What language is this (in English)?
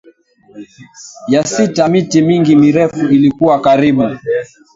Swahili